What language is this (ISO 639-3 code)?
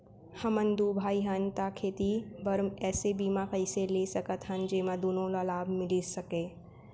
hne